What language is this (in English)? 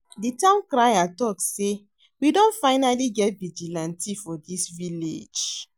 Nigerian Pidgin